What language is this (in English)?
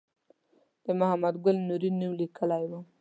Pashto